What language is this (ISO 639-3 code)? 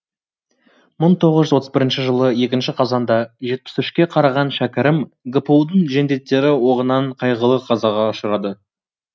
kaz